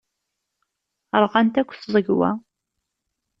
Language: Kabyle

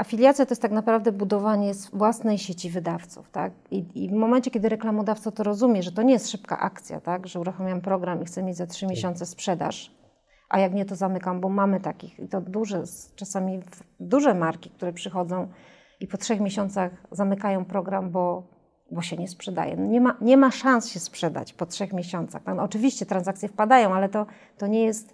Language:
Polish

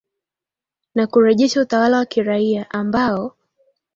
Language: Swahili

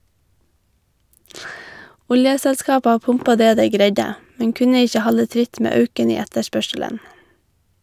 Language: Norwegian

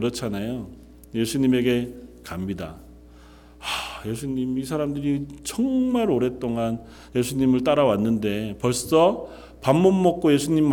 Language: Korean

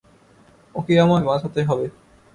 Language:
Bangla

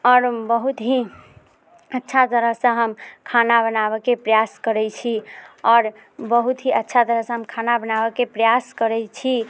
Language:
Maithili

